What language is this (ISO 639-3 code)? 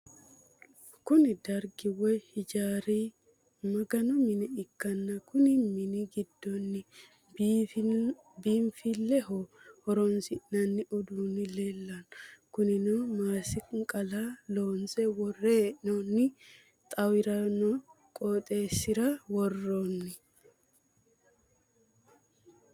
sid